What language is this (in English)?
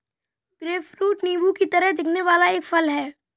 Hindi